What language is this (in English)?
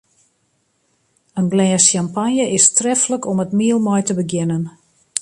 Western Frisian